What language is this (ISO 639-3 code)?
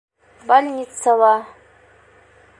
bak